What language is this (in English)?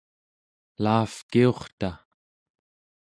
Central Yupik